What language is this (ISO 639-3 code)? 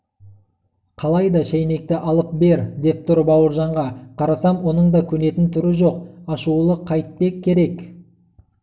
kaz